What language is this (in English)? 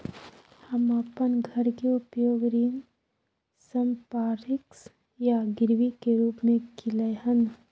Maithili